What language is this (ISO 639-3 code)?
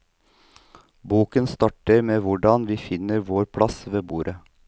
nor